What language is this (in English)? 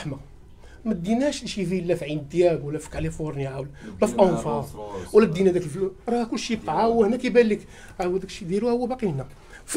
Arabic